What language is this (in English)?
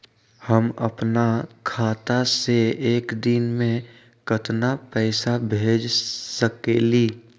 Magahi